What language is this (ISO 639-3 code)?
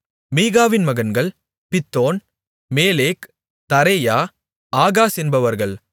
tam